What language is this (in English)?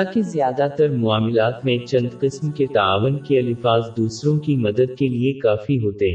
Urdu